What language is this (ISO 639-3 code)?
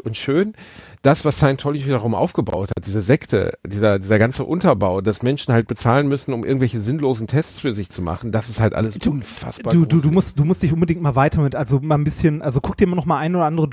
deu